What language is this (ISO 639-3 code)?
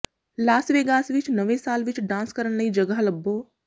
pan